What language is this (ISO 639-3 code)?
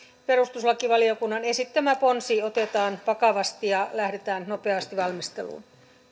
fin